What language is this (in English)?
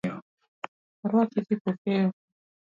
Luo (Kenya and Tanzania)